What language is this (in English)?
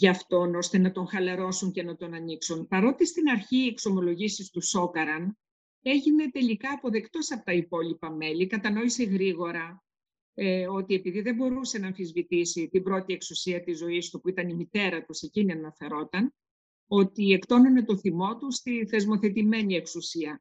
Greek